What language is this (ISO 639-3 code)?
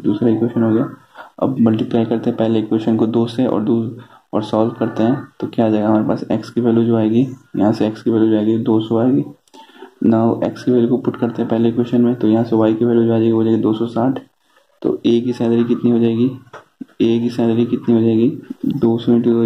hin